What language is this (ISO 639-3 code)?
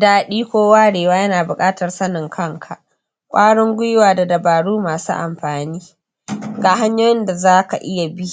hau